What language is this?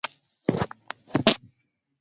Swahili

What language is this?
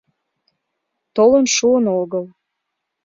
Mari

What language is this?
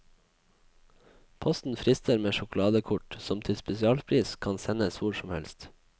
Norwegian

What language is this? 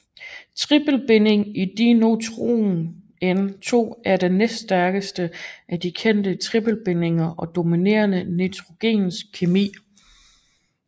Danish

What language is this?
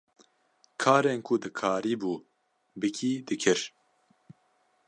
Kurdish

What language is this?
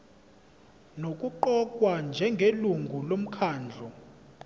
Zulu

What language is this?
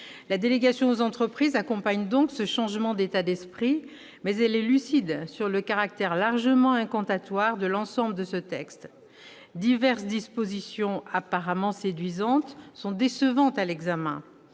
French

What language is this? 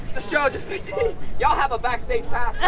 English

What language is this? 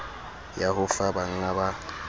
Southern Sotho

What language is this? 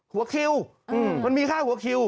Thai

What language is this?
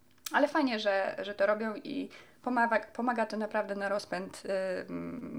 Polish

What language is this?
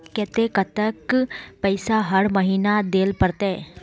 Magahi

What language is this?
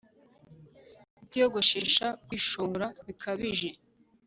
Kinyarwanda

